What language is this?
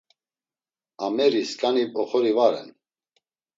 Laz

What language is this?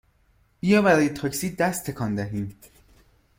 Persian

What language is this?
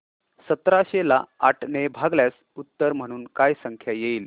Marathi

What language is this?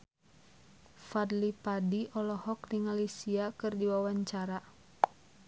Sundanese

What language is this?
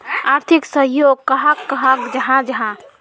Magahi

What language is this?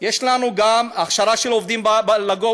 Hebrew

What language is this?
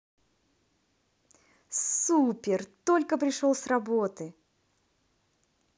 Russian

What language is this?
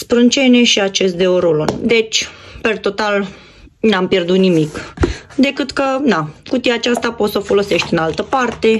Romanian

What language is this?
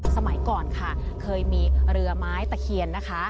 Thai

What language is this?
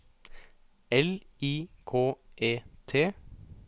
Norwegian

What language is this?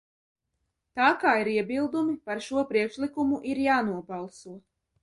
Latvian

